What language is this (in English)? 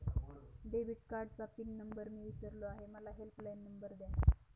Marathi